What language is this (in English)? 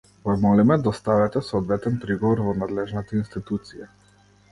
Macedonian